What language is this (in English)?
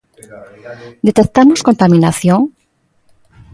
Galician